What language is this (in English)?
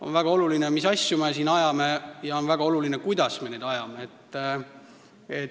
Estonian